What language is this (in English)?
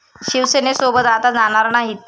Marathi